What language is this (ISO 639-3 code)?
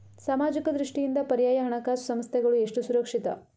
kan